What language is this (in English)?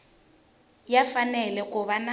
Tsonga